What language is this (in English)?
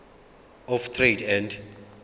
Zulu